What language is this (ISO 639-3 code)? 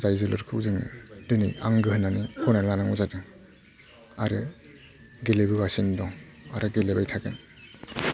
brx